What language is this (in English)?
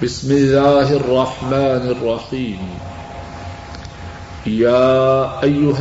Urdu